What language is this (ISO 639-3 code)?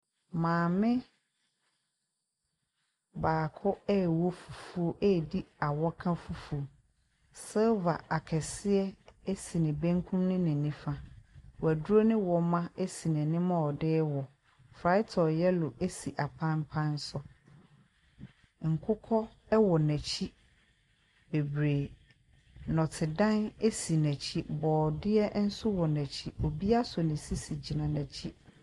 aka